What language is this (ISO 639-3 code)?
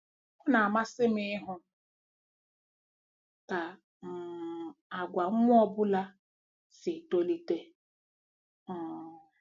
ibo